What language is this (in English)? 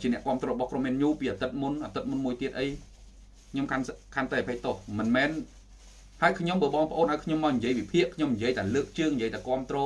Vietnamese